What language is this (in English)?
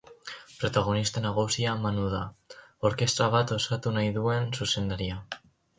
Basque